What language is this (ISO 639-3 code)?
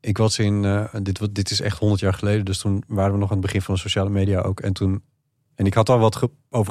nld